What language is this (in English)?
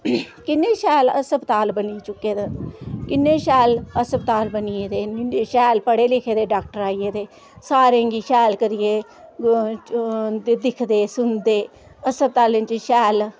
Dogri